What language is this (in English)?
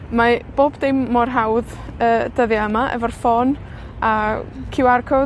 Welsh